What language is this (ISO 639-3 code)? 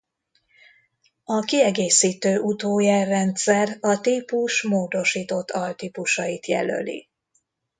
hun